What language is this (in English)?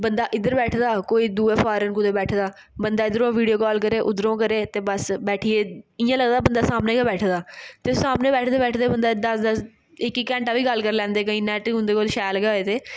Dogri